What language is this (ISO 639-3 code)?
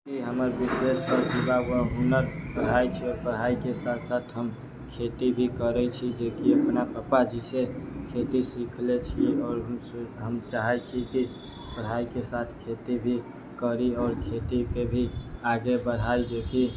mai